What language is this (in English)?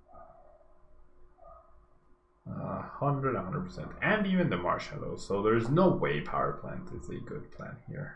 English